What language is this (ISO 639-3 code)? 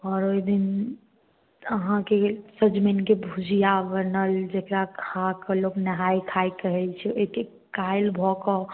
mai